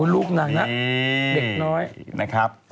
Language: Thai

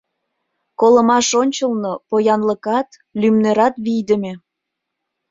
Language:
Mari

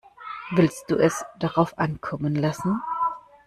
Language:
German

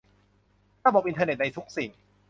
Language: Thai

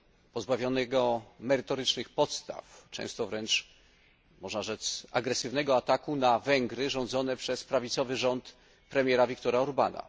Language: Polish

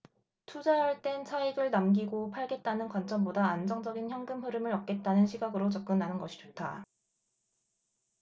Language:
Korean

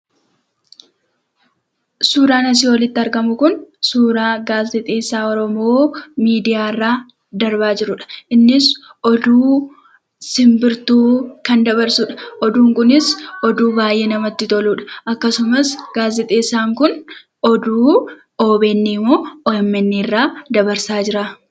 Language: Oromo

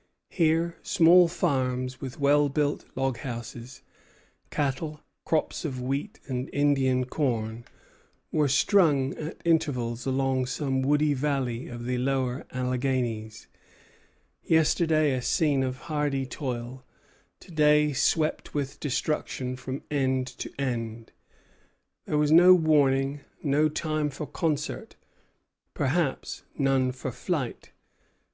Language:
English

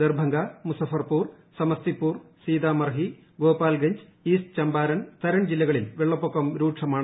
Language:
Malayalam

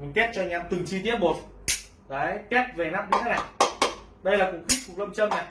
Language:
Vietnamese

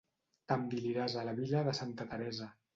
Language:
Catalan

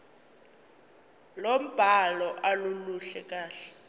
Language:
Zulu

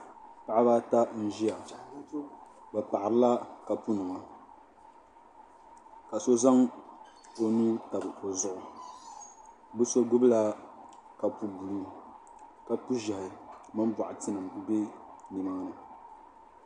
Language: Dagbani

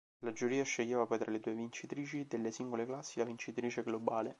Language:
Italian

